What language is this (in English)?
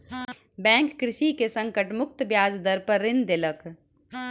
Maithili